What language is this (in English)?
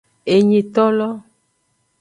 Aja (Benin)